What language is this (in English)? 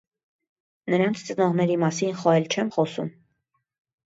Armenian